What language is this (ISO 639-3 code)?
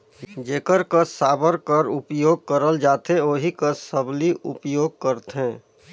hne